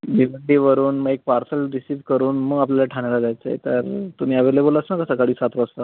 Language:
Marathi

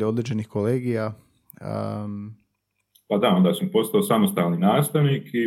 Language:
Croatian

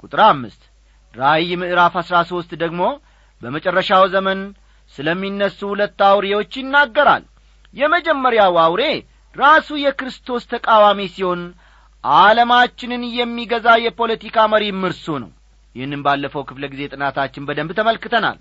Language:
Amharic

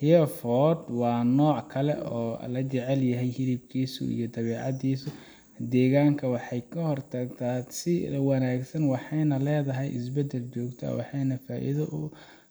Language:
Somali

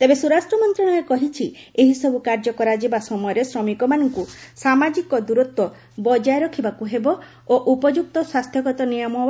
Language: Odia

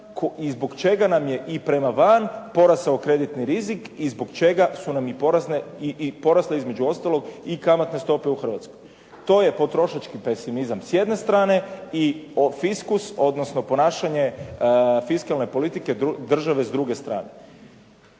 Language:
Croatian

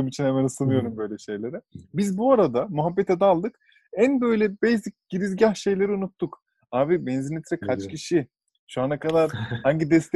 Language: Turkish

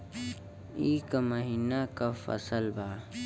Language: Bhojpuri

